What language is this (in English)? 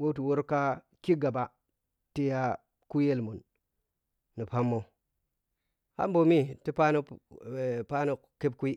Piya-Kwonci